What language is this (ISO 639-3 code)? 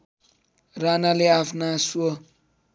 nep